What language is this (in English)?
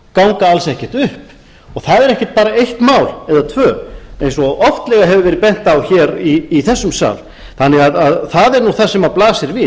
Icelandic